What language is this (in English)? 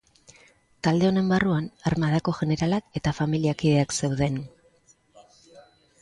Basque